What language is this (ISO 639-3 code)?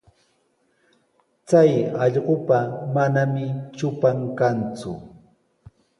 qws